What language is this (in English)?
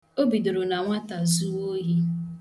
Igbo